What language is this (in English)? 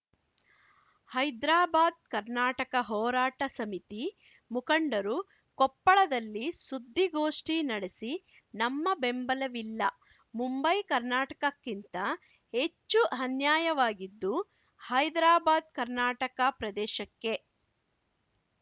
Kannada